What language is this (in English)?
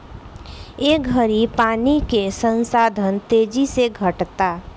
Bhojpuri